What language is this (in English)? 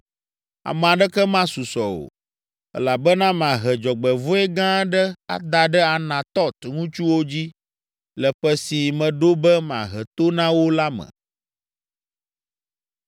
Ewe